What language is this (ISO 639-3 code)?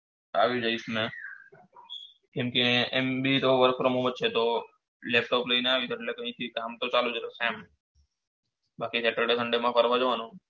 guj